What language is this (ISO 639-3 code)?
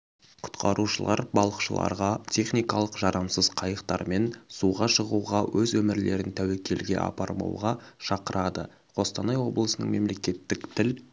kaz